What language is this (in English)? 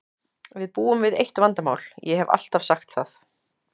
Icelandic